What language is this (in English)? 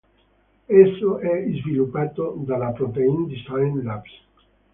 Italian